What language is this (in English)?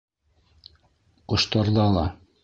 Bashkir